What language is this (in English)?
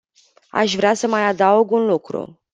Romanian